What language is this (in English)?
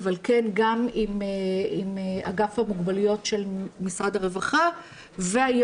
Hebrew